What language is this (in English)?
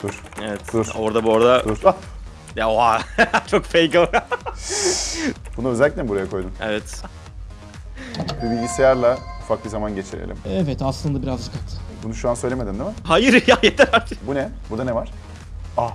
Turkish